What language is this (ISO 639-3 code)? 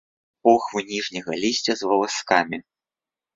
bel